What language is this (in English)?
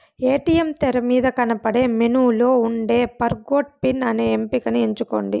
Telugu